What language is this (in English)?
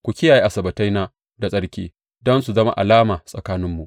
Hausa